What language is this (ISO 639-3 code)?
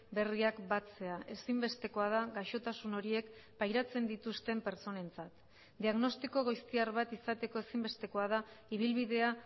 eus